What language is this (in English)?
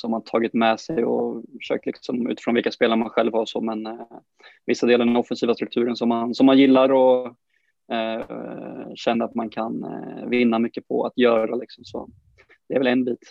Swedish